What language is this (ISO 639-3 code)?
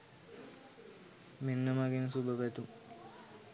sin